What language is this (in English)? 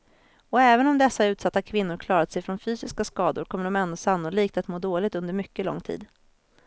Swedish